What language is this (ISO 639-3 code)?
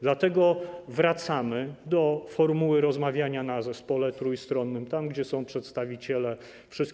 pol